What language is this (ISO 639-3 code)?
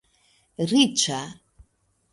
epo